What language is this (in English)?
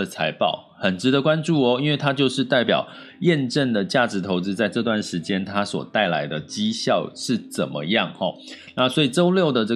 Chinese